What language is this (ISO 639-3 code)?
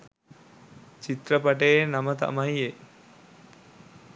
sin